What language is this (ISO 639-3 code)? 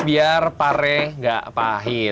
ind